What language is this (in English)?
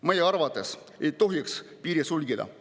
Estonian